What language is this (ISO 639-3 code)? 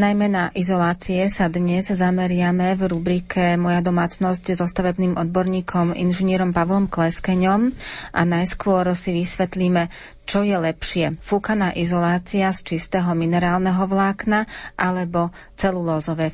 slk